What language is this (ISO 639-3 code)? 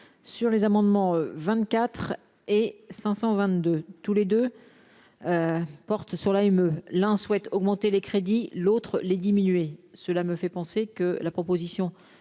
fra